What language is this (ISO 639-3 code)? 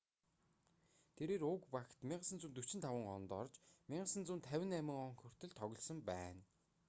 mon